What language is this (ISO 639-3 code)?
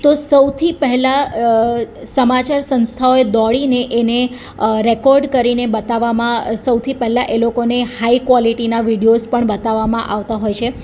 guj